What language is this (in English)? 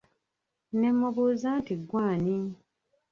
Ganda